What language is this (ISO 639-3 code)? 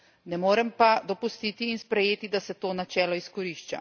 slv